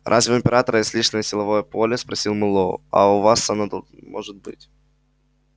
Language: Russian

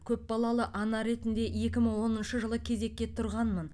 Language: Kazakh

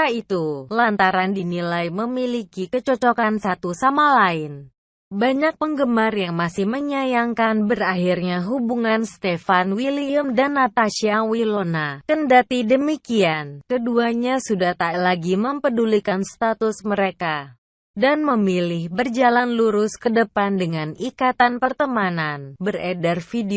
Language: Indonesian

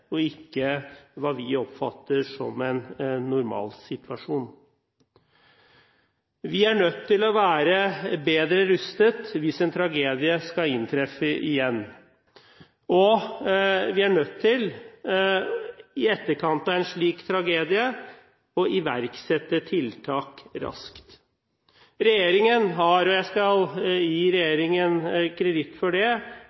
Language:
Norwegian Bokmål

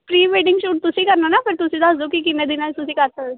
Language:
Punjabi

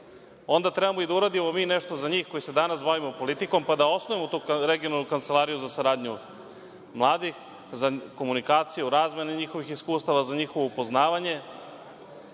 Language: Serbian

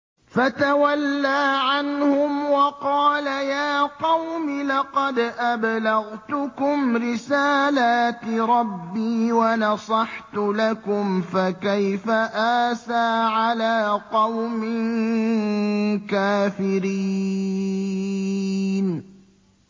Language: Arabic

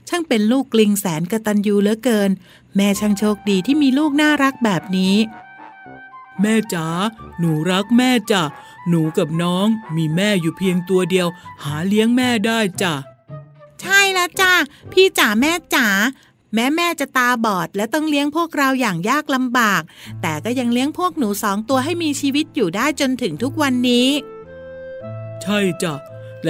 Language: Thai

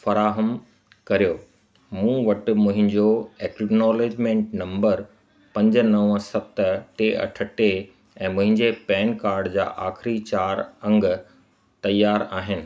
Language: Sindhi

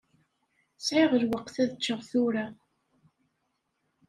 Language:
Kabyle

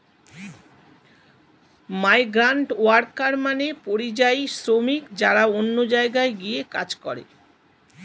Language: Bangla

